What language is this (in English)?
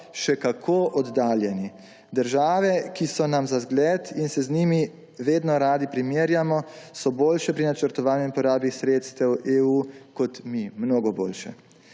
Slovenian